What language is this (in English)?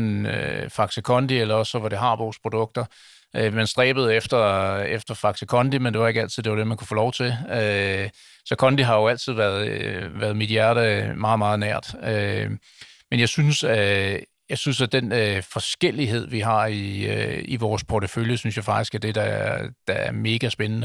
Danish